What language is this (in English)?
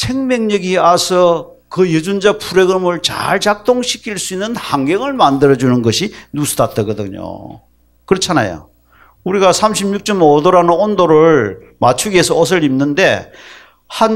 Korean